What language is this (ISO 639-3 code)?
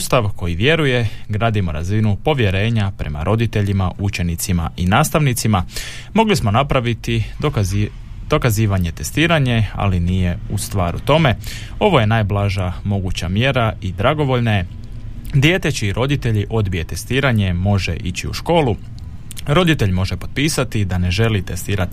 hrv